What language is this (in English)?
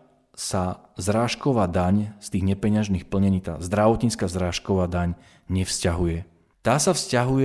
Slovak